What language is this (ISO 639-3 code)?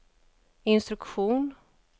swe